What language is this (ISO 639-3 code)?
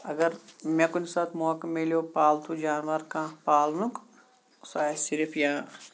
kas